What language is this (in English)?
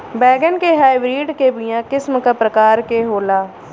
Bhojpuri